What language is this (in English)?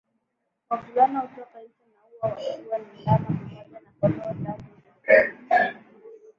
Swahili